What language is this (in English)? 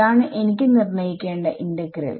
Malayalam